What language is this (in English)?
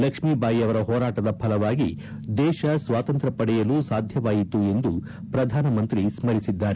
Kannada